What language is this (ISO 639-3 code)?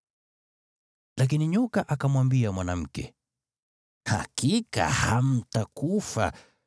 swa